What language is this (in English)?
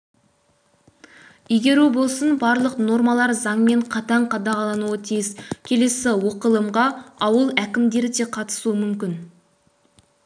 Kazakh